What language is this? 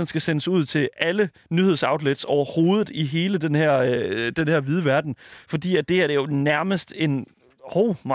Danish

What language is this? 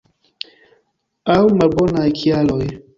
Esperanto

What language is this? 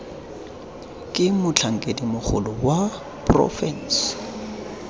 Tswana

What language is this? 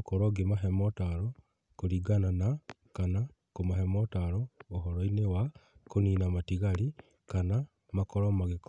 Kikuyu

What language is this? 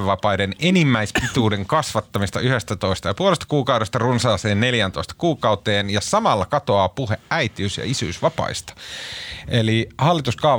Finnish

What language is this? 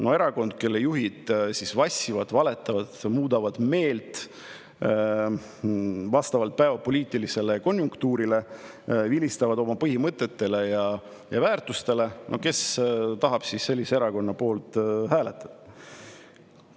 Estonian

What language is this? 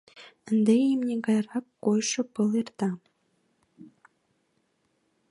Mari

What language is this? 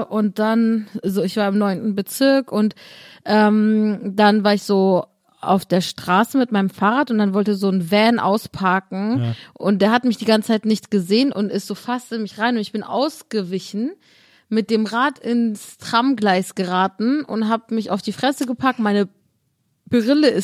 German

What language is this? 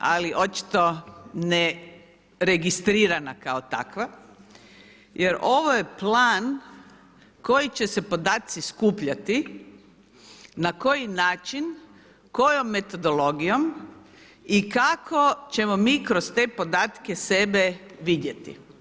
Croatian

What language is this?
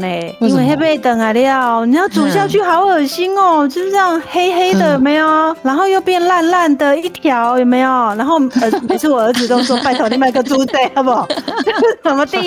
Chinese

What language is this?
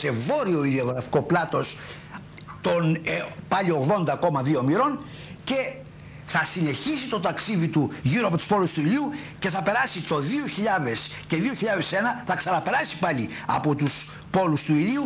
Greek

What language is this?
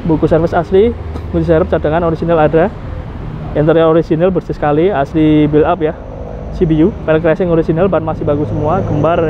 Indonesian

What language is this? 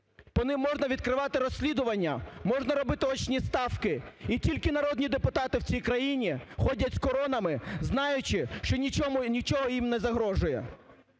Ukrainian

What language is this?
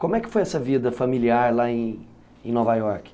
Portuguese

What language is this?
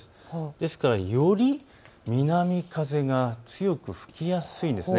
Japanese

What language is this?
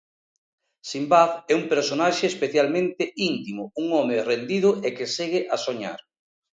Galician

